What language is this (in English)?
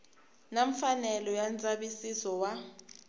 Tsonga